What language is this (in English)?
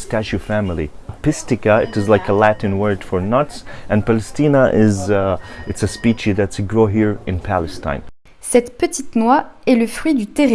French